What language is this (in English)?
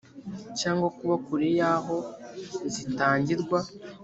Kinyarwanda